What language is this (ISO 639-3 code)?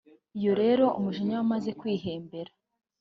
kin